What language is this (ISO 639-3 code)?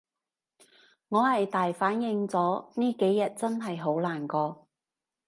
yue